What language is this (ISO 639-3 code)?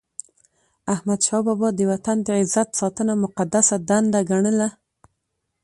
pus